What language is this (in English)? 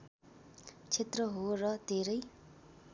Nepali